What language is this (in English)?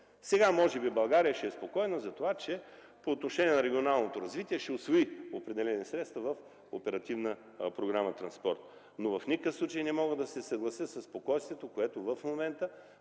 Bulgarian